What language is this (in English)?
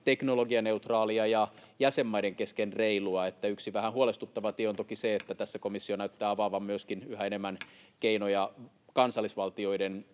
Finnish